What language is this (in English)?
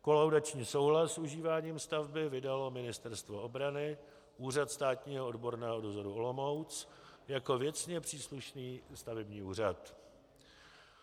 Czech